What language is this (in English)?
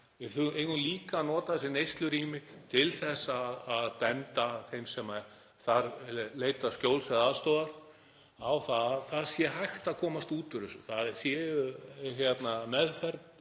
Icelandic